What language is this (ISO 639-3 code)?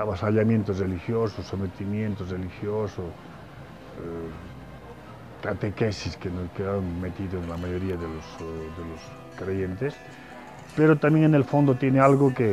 spa